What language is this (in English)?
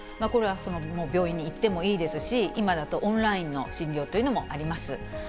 Japanese